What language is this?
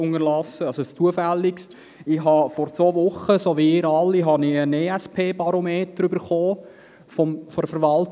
Swiss German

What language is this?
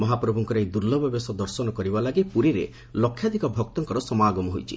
Odia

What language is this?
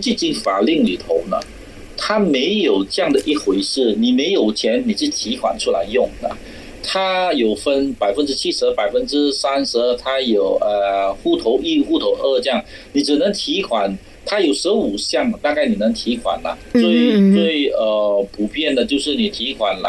Chinese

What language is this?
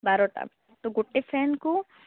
Odia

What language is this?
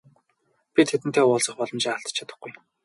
Mongolian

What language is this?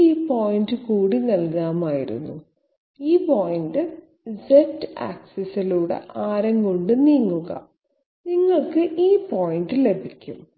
Malayalam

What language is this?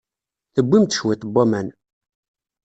Kabyle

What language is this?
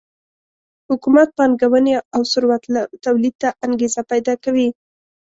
Pashto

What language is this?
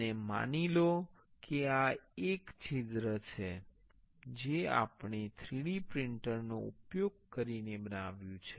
Gujarati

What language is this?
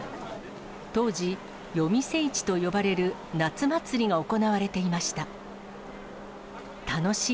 Japanese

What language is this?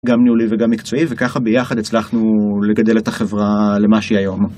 Hebrew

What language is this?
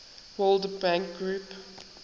English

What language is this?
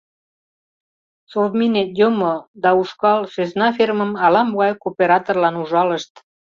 Mari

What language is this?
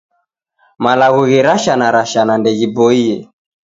Taita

